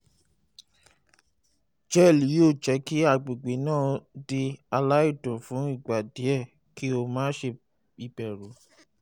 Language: Yoruba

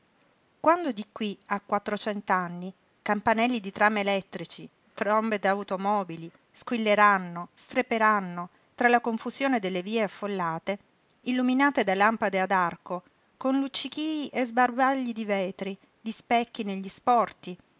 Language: Italian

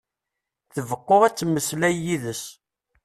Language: Kabyle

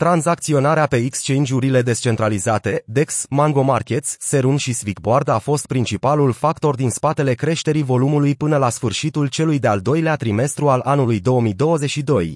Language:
Romanian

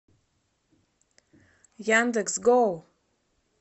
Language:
Russian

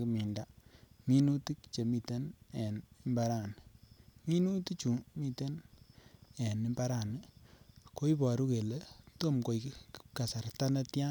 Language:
Kalenjin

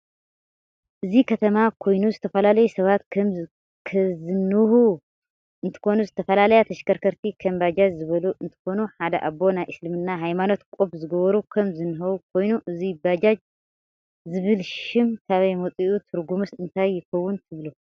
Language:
Tigrinya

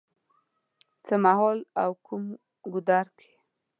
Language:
Pashto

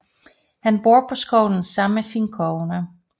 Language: Danish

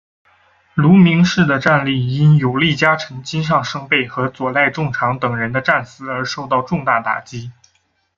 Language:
Chinese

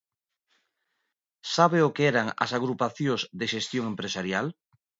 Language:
Galician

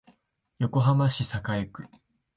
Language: Japanese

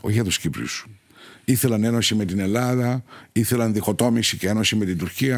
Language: Greek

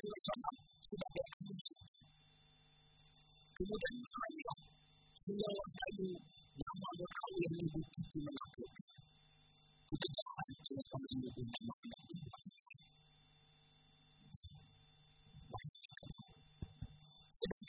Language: Malay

